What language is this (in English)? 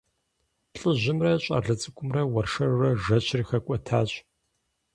Kabardian